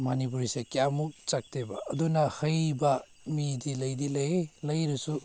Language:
Manipuri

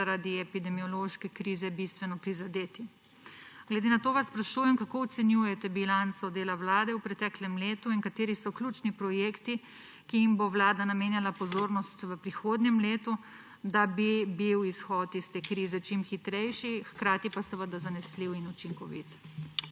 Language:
Slovenian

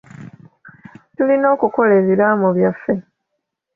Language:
Ganda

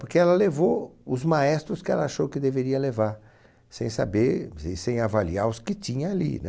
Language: Portuguese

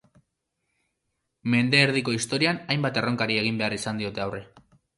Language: Basque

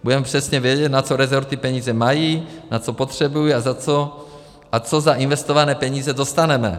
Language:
Czech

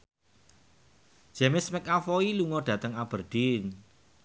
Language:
Javanese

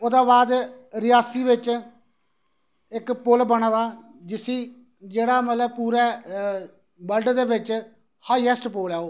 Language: Dogri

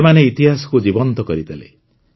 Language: Odia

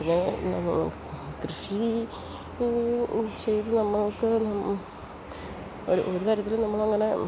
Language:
Malayalam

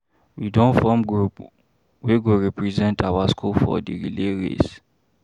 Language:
Nigerian Pidgin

